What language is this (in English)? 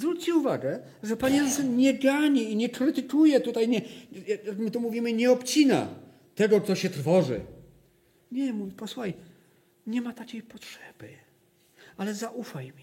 Polish